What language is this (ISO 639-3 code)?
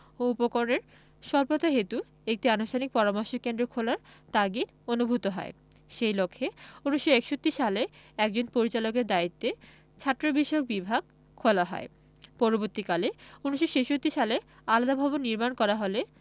ben